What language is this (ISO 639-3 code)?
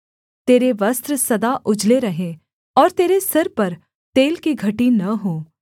hin